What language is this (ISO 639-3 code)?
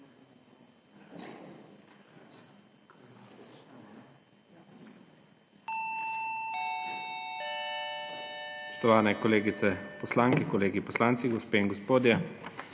slv